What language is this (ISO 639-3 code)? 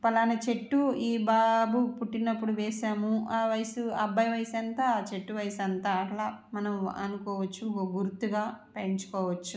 tel